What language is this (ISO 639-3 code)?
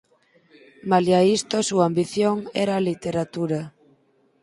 glg